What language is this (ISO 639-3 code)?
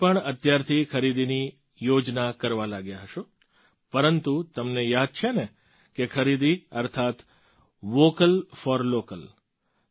guj